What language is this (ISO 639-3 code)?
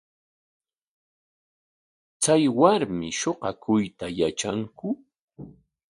qwa